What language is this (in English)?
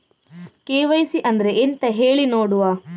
Kannada